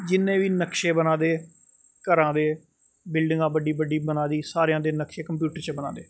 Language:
Dogri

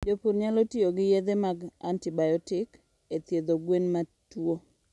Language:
Luo (Kenya and Tanzania)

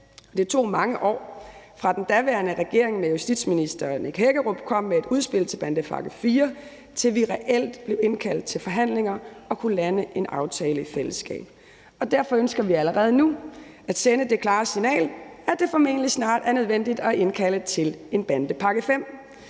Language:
Danish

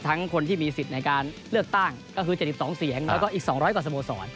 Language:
Thai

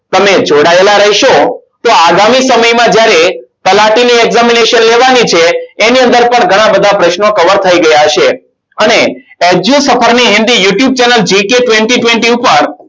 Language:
Gujarati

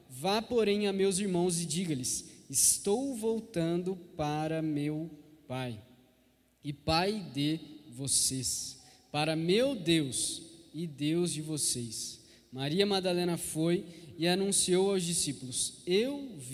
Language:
Portuguese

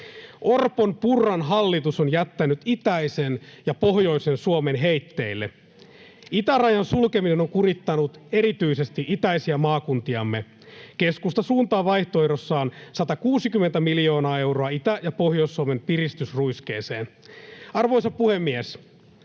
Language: Finnish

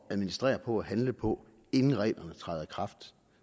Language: Danish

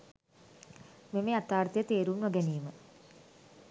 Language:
Sinhala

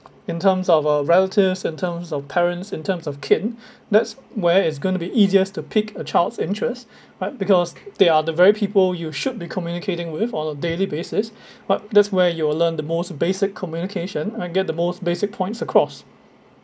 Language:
English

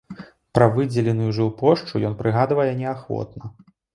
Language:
Belarusian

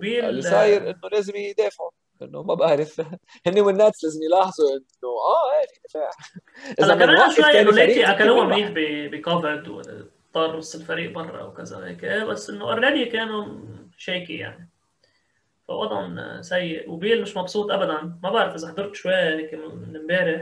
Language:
Arabic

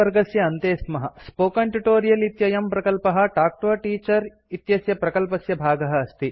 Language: Sanskrit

